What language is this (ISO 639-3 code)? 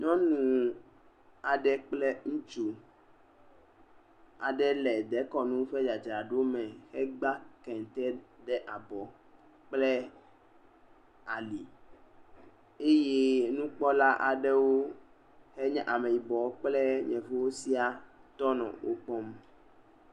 ewe